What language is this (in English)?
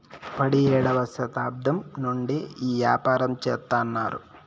Telugu